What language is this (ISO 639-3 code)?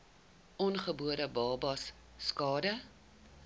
afr